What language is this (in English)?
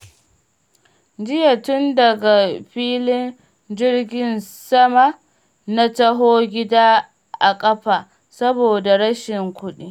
Hausa